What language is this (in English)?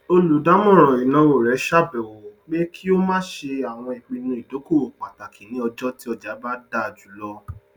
Yoruba